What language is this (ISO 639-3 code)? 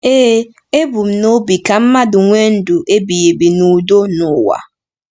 ibo